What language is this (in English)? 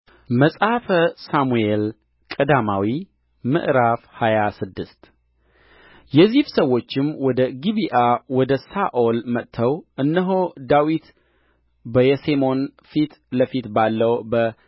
Amharic